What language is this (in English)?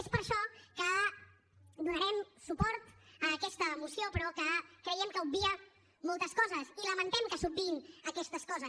Catalan